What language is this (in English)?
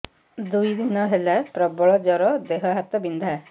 Odia